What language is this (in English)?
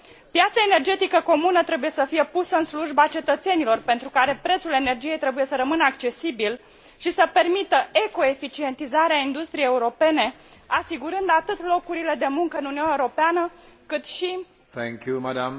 Romanian